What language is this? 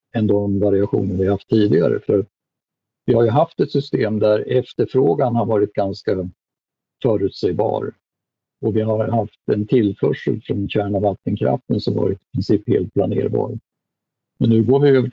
Swedish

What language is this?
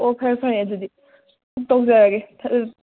Manipuri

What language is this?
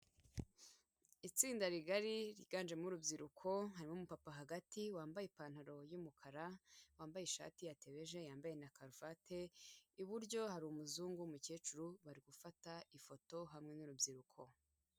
Kinyarwanda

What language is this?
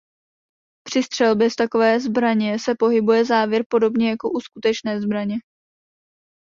Czech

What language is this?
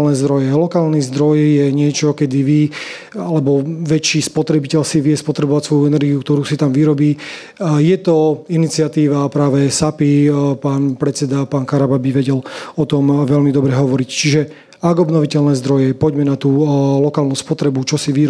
Slovak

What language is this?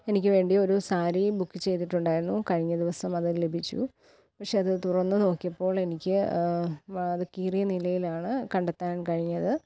Malayalam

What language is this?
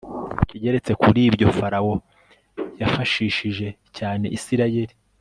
Kinyarwanda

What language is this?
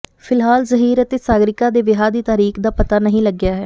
Punjabi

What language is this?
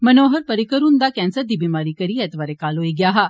Dogri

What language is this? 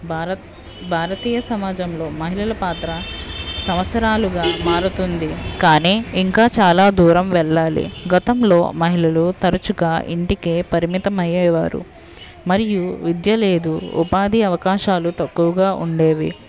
Telugu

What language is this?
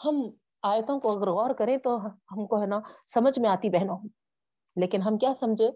Urdu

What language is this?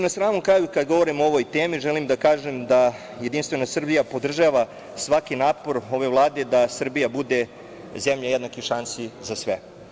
Serbian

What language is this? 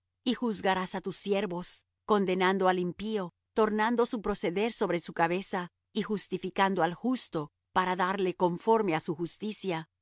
Spanish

